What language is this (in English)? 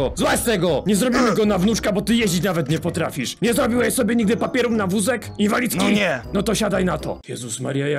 Polish